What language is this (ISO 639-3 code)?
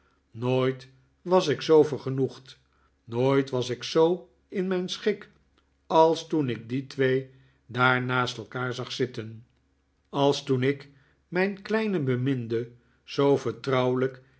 nld